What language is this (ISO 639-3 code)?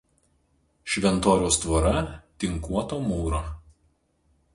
lit